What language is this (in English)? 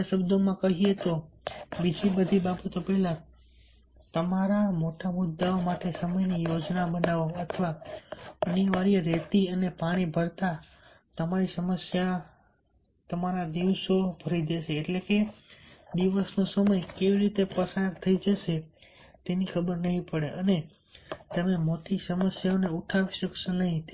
Gujarati